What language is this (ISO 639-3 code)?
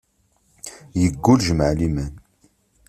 kab